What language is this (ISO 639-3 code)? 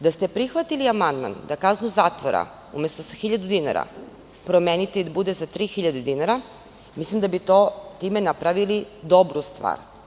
srp